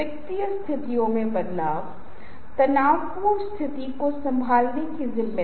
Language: Hindi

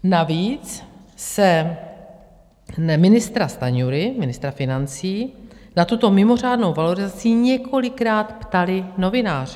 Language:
Czech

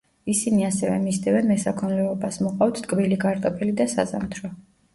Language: Georgian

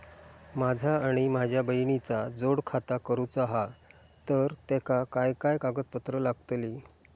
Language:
Marathi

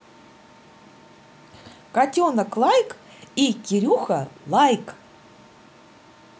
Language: Russian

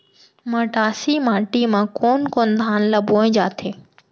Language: Chhattisgarhi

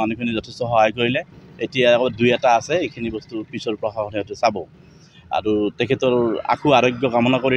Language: Bangla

